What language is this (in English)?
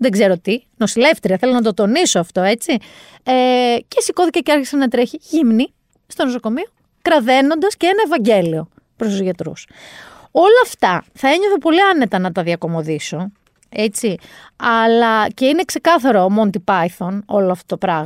Greek